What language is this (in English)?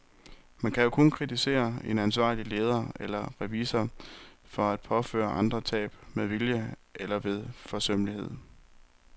Danish